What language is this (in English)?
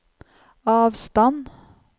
Norwegian